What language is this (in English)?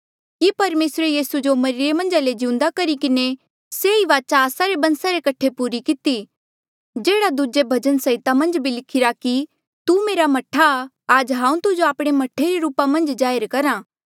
Mandeali